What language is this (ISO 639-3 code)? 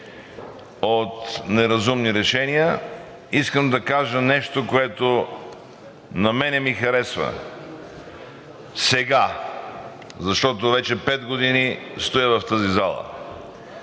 bul